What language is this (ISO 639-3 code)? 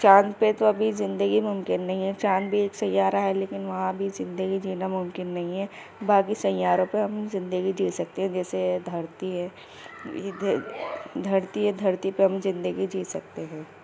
urd